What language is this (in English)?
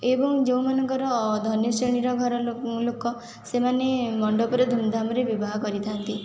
Odia